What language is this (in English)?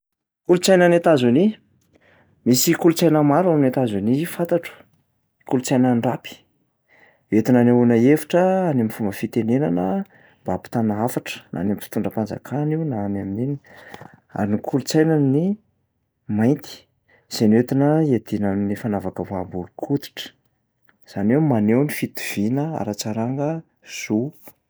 Malagasy